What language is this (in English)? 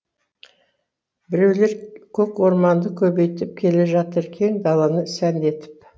Kazakh